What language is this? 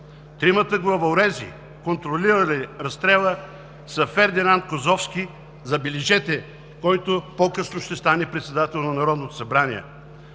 Bulgarian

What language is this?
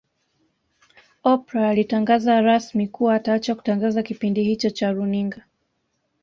Swahili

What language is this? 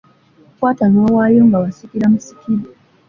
Ganda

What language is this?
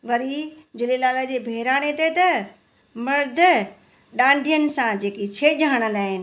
Sindhi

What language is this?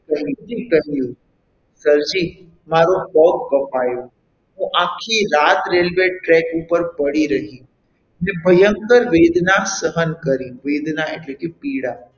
Gujarati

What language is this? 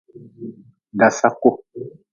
Nawdm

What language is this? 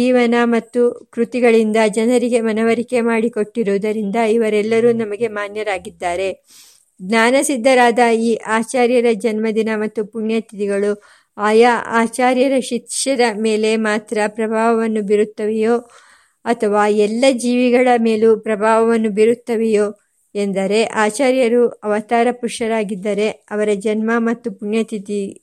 Kannada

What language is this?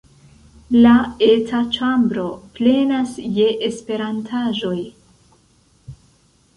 Esperanto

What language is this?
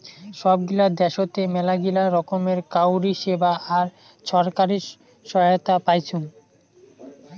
Bangla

